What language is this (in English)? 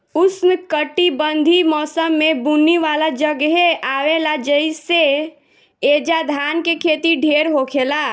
Bhojpuri